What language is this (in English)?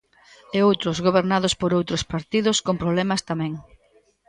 Galician